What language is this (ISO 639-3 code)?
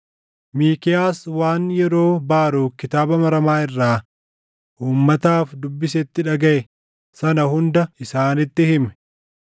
orm